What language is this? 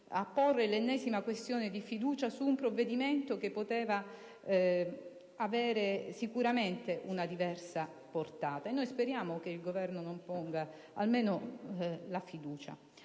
Italian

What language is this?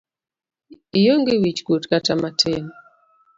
Luo (Kenya and Tanzania)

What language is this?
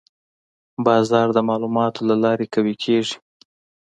Pashto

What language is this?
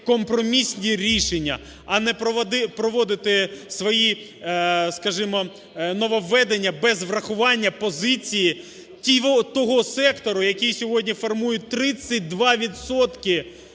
Ukrainian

